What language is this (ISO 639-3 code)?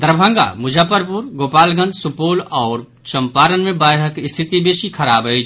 mai